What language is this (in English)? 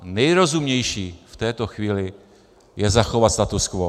Czech